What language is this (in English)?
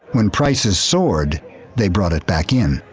English